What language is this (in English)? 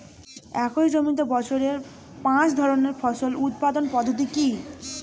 Bangla